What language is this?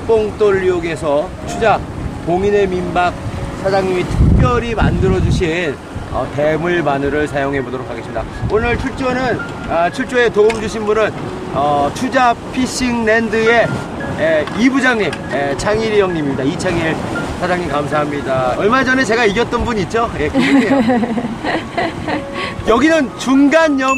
Korean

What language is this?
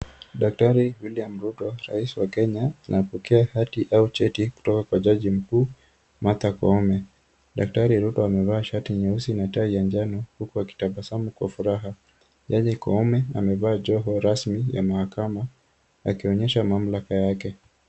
Swahili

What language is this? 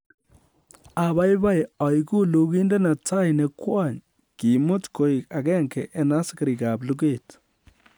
Kalenjin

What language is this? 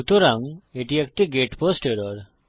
Bangla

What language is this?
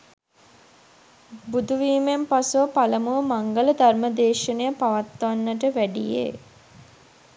Sinhala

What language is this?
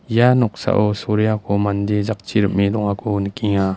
Garo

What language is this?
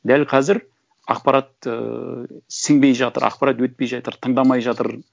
Kazakh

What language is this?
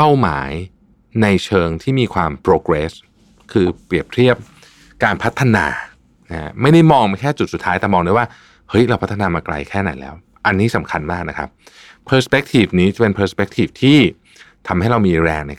Thai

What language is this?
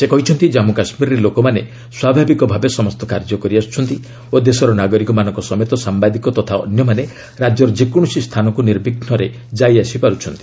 Odia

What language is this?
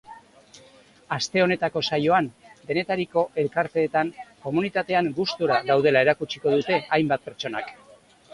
Basque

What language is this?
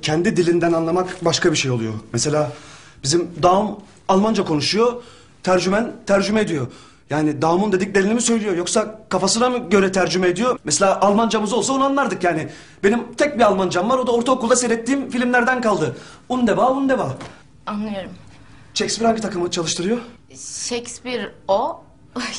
Turkish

